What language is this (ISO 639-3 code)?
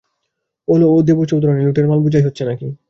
ben